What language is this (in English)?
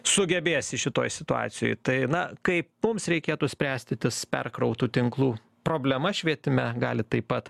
Lithuanian